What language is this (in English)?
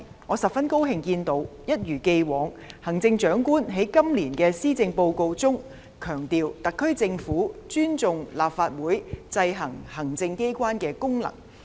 Cantonese